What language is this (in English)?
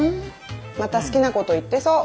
Japanese